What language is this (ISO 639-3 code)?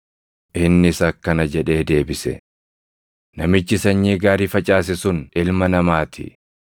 orm